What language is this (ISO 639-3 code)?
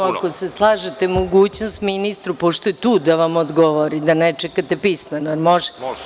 srp